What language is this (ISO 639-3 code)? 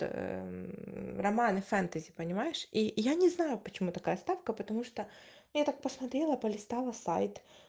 rus